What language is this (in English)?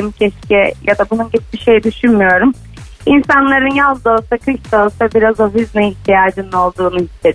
Turkish